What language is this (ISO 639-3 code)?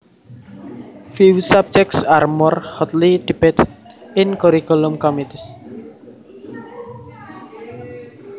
jav